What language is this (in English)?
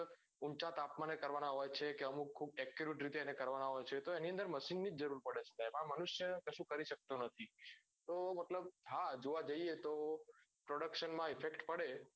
Gujarati